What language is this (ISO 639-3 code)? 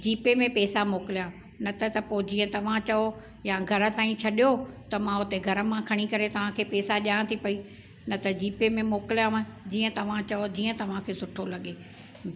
snd